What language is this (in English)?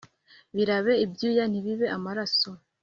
Kinyarwanda